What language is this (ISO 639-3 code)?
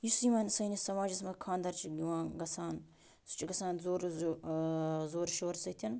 kas